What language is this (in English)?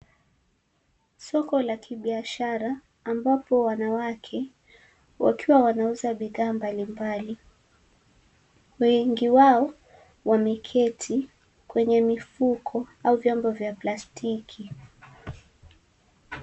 Swahili